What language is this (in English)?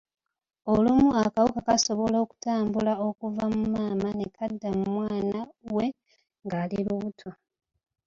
Ganda